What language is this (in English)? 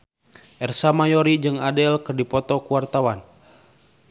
Sundanese